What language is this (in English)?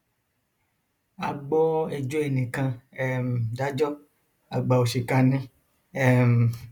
Yoruba